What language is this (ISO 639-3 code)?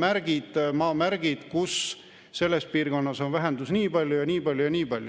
est